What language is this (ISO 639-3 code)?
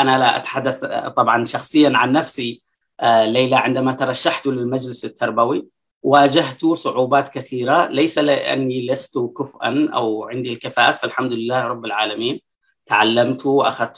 ara